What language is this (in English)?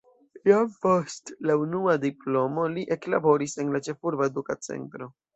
Esperanto